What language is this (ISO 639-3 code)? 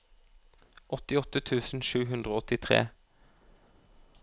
nor